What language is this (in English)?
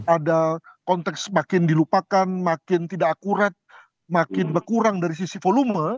Indonesian